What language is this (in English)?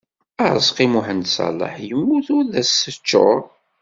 Kabyle